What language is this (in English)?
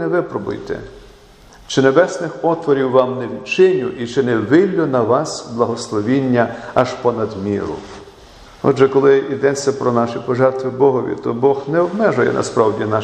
Ukrainian